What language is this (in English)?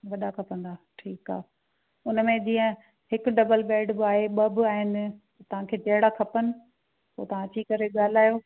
Sindhi